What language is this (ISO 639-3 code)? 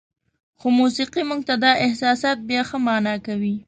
pus